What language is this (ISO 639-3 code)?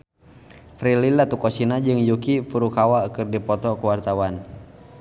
sun